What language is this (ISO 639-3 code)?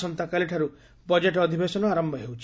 ori